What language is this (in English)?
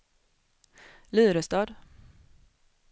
Swedish